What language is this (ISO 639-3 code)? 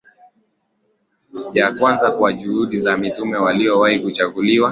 swa